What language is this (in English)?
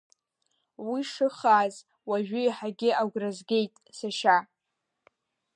Abkhazian